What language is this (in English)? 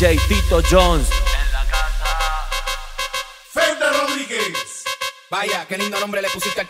Spanish